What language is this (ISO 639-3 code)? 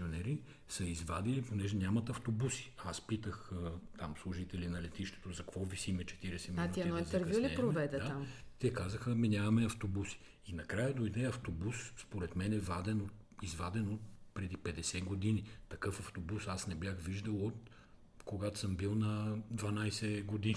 bul